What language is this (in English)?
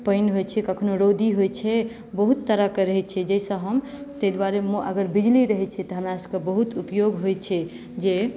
Maithili